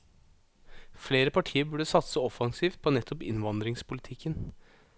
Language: Norwegian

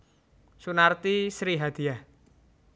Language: Javanese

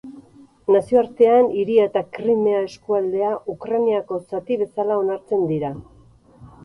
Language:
Basque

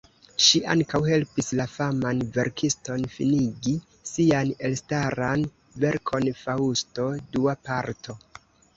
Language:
Esperanto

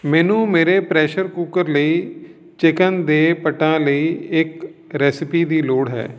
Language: Punjabi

